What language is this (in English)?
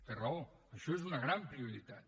Catalan